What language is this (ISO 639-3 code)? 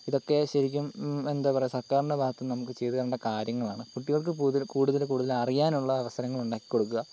mal